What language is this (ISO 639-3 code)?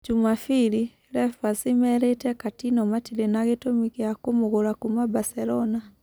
kik